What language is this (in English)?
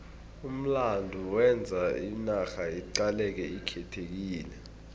South Ndebele